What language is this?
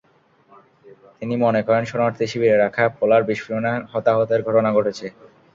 Bangla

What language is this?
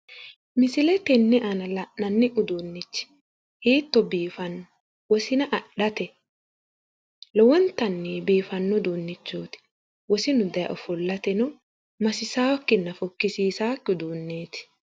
Sidamo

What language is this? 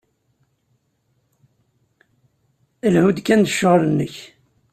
Kabyle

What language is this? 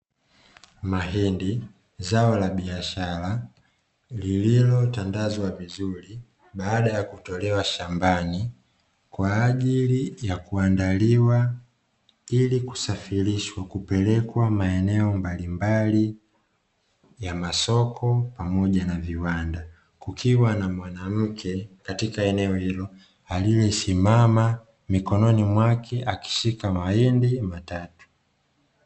Swahili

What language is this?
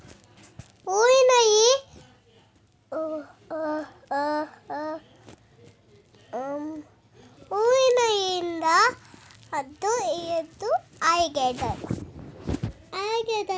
Kannada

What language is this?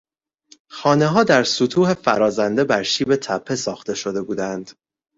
Persian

